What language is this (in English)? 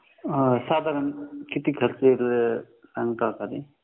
Marathi